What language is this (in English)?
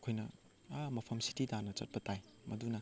Manipuri